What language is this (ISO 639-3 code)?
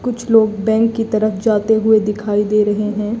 hin